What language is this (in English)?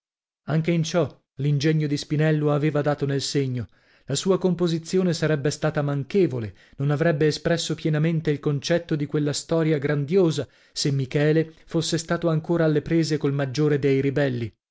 Italian